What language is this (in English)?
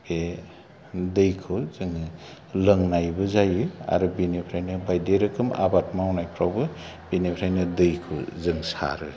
Bodo